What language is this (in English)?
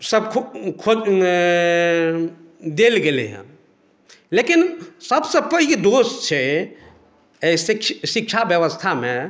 Maithili